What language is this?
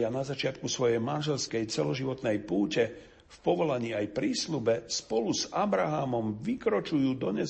Slovak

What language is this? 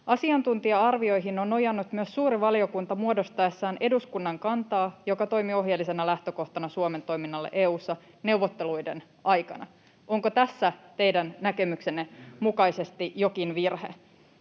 Finnish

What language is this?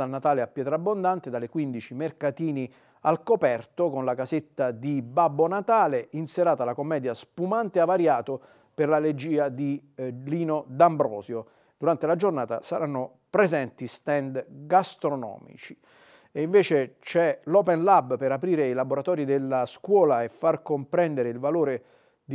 Italian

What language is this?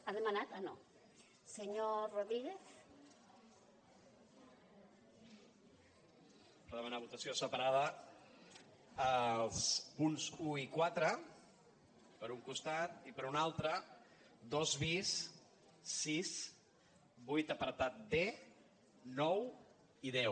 Catalan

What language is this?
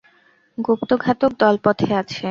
Bangla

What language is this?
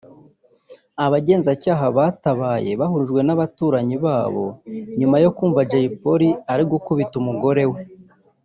Kinyarwanda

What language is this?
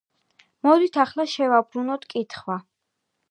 Georgian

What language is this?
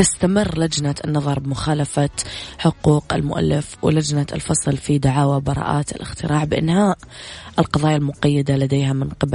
Arabic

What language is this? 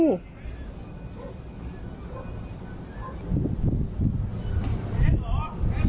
Thai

